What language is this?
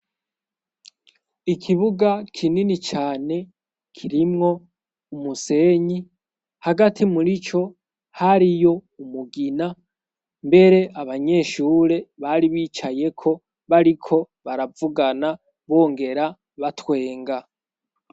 Rundi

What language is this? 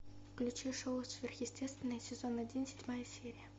Russian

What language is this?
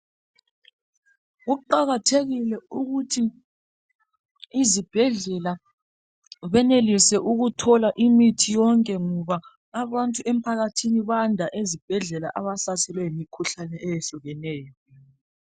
North Ndebele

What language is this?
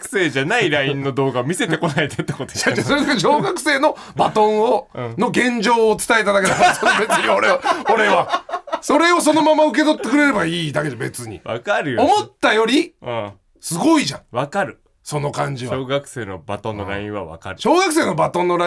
Japanese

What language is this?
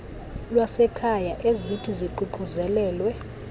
Xhosa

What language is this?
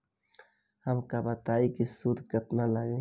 Bhojpuri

